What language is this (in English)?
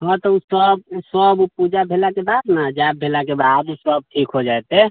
Maithili